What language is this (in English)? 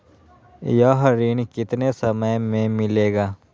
Magahi